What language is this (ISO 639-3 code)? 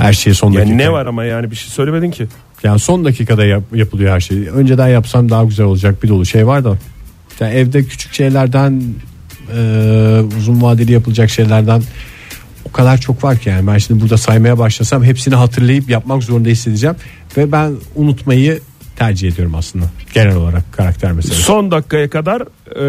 tur